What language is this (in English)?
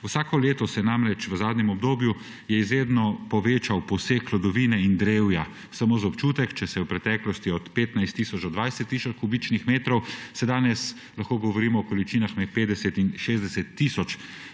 Slovenian